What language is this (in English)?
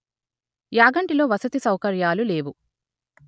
Telugu